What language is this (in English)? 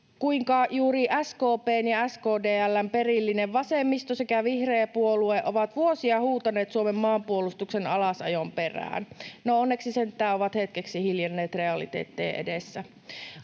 Finnish